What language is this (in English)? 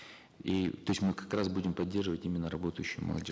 Kazakh